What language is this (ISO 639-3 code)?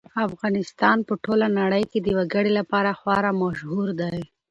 pus